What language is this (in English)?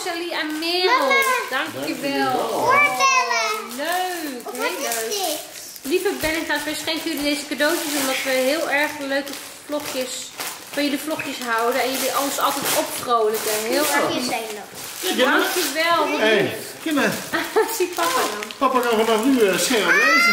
Dutch